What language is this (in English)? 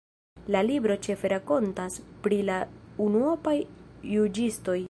Esperanto